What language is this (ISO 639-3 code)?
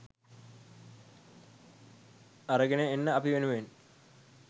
sin